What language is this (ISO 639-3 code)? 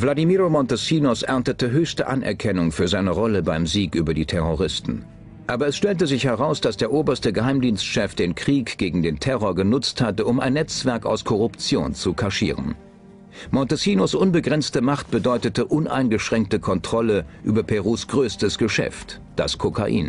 deu